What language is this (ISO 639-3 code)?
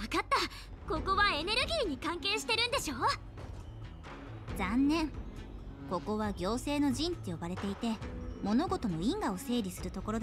jpn